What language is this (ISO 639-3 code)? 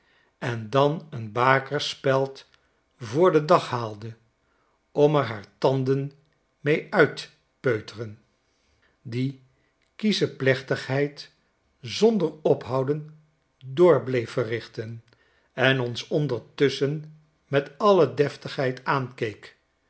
nld